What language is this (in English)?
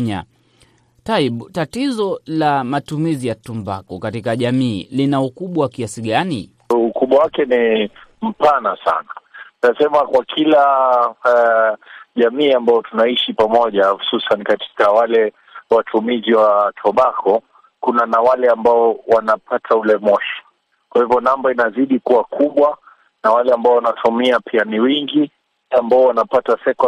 Swahili